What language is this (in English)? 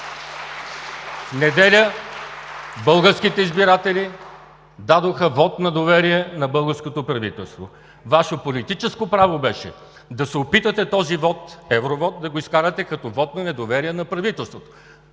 Bulgarian